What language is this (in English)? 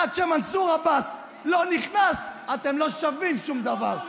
Hebrew